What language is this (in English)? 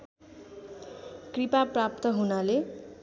Nepali